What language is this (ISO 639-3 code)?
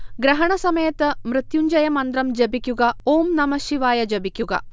mal